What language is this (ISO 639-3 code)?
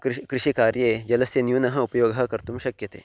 san